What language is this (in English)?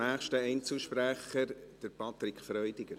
Swiss German